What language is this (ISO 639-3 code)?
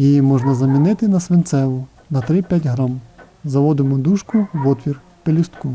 ukr